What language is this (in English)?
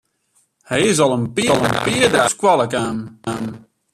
Western Frisian